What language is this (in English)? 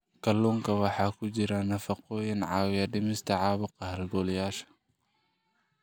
Somali